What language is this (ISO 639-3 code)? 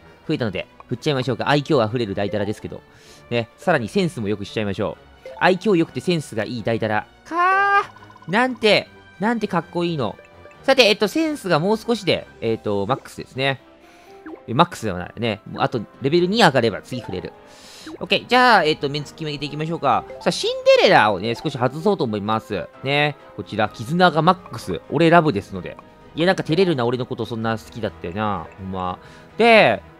jpn